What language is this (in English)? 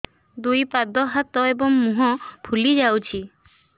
Odia